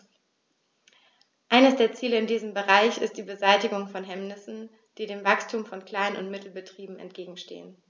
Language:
German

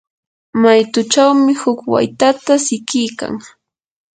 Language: Yanahuanca Pasco Quechua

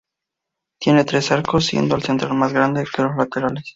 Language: Spanish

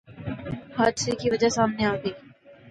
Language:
Urdu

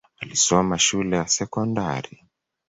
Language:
Swahili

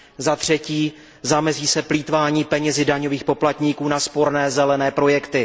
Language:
Czech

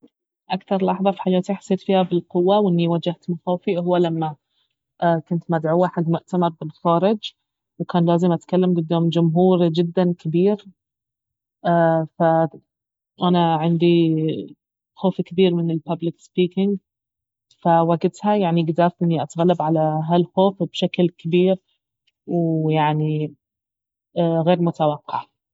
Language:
Baharna Arabic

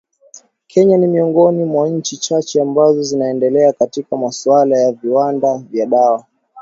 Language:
Swahili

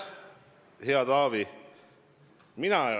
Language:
Estonian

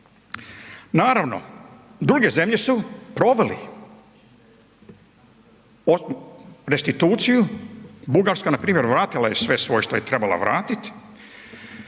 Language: Croatian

